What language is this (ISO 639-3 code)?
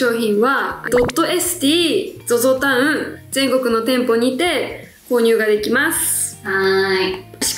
jpn